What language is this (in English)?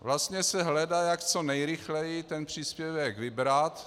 Czech